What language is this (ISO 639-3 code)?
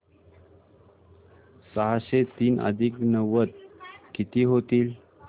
mar